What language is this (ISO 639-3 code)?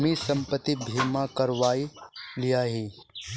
mag